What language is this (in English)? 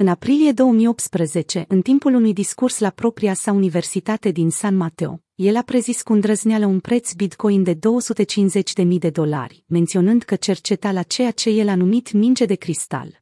Romanian